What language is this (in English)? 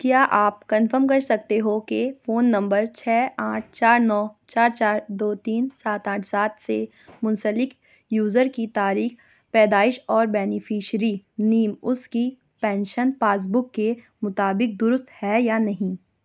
Urdu